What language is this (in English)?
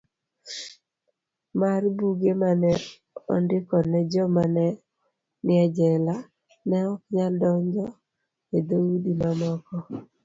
Luo (Kenya and Tanzania)